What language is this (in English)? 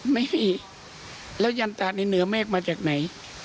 Thai